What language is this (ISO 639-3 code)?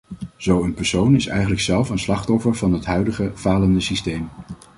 nld